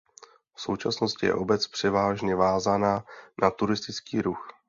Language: Czech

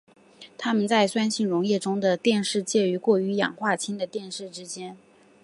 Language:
Chinese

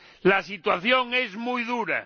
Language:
Spanish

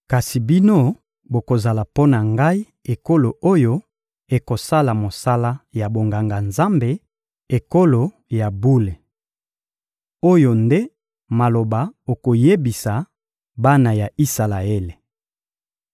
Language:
Lingala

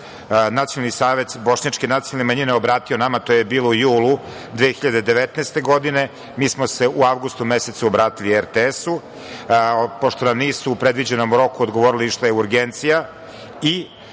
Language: Serbian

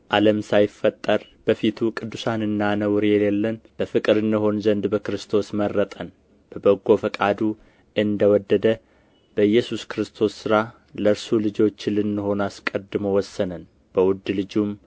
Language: Amharic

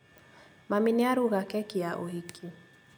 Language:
Kikuyu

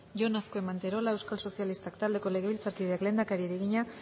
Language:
Basque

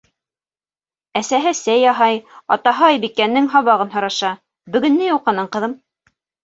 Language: Bashkir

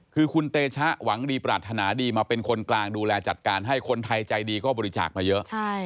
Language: Thai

